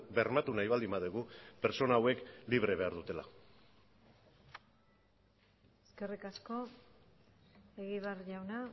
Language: Basque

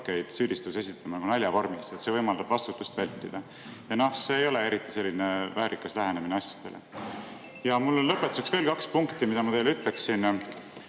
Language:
Estonian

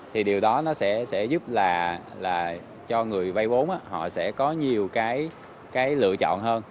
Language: Vietnamese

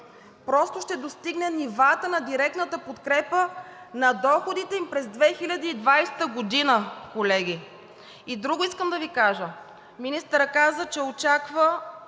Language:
Bulgarian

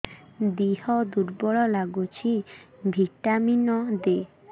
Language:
Odia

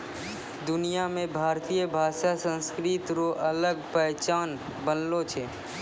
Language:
Maithili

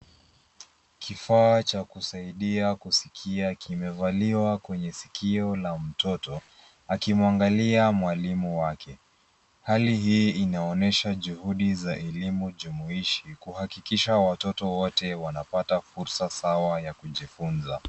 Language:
Swahili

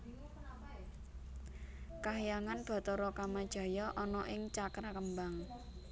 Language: Javanese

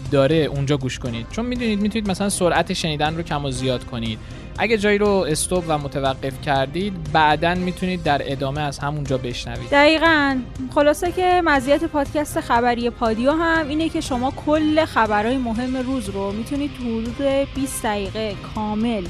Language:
Persian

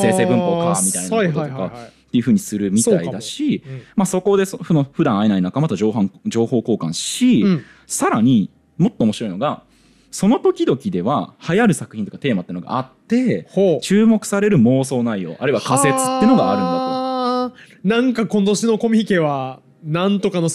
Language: Japanese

